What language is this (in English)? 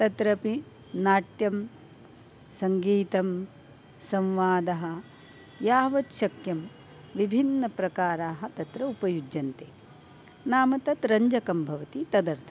Sanskrit